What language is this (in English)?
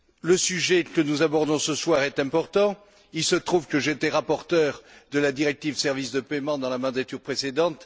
French